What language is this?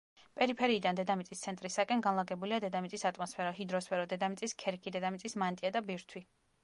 Georgian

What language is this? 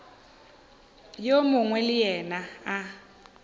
Northern Sotho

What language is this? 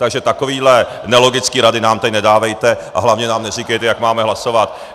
Czech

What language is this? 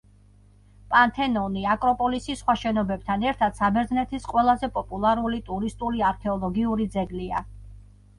Georgian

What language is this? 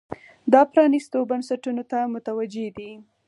Pashto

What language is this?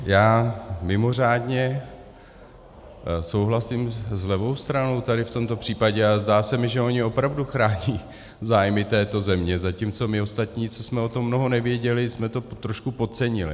Czech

